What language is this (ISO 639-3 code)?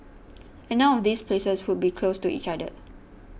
eng